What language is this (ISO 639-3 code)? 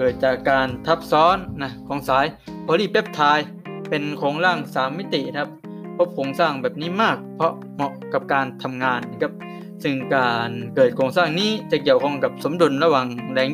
tha